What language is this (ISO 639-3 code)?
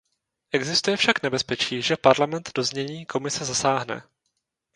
ces